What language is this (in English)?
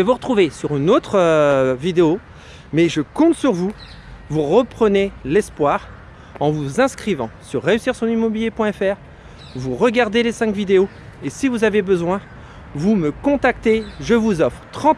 French